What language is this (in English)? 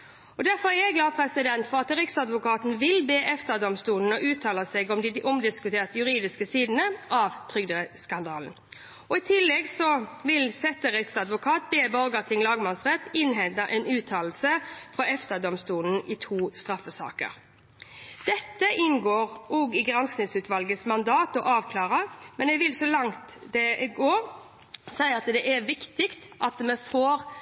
Norwegian Bokmål